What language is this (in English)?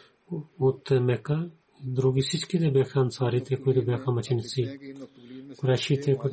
Bulgarian